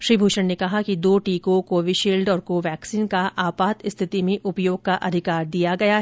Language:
Hindi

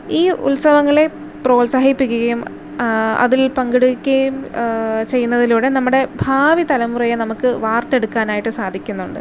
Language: Malayalam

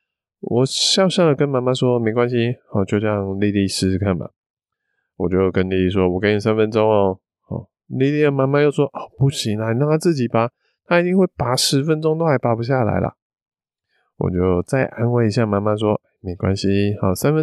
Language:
Chinese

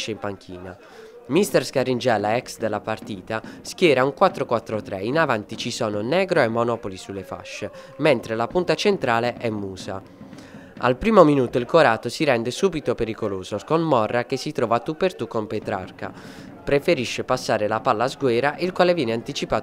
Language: Italian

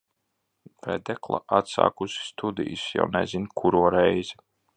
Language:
Latvian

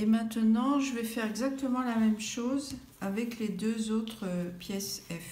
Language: French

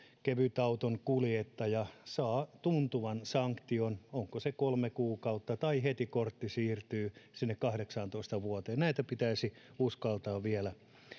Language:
Finnish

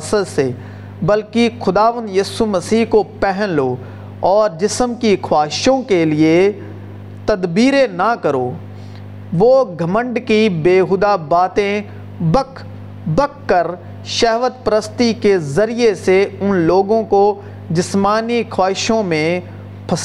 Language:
Urdu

